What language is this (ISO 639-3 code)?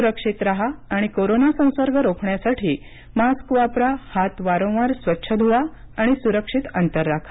mar